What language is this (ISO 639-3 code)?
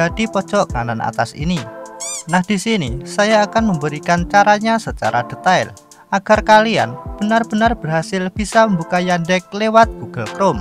ind